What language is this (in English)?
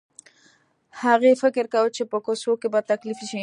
Pashto